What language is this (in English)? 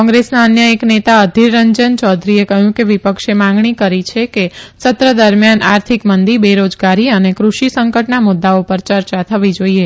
Gujarati